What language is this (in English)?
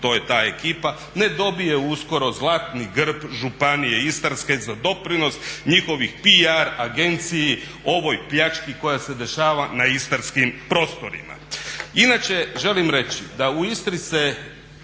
Croatian